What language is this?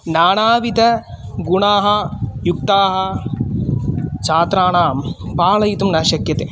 Sanskrit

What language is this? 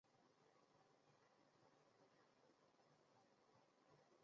Chinese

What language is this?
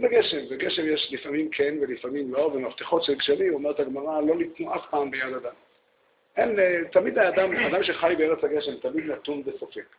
Hebrew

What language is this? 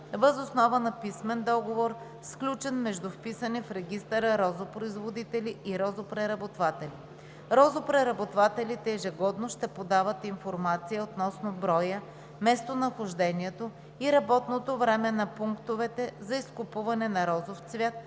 Bulgarian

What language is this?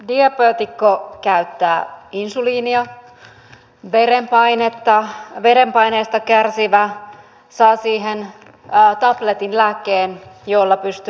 Finnish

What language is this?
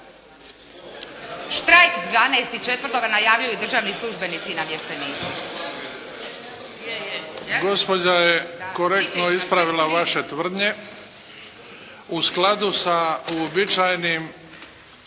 Croatian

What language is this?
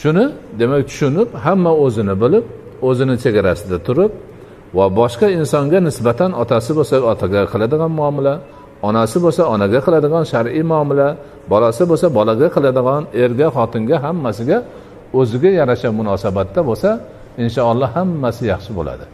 Turkish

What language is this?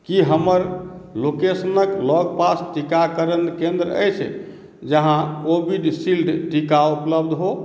Maithili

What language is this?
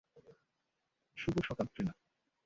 Bangla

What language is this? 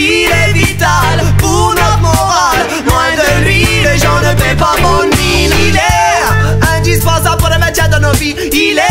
Greek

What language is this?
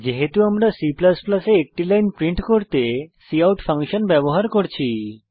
Bangla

